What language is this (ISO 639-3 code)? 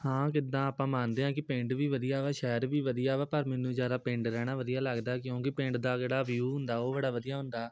pan